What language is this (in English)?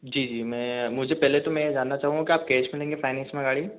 Hindi